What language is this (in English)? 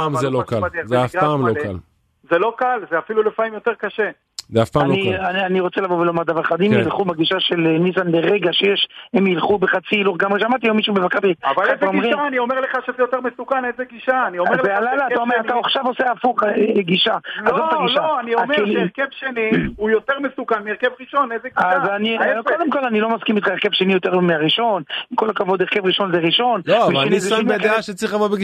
Hebrew